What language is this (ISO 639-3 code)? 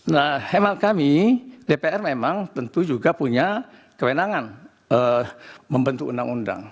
ind